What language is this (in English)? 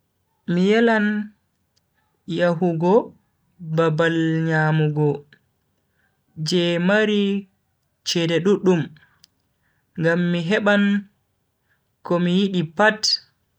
Bagirmi Fulfulde